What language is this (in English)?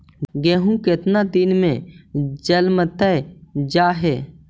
Magahi